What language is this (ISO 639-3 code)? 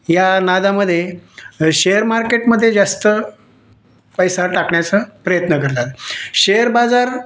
mar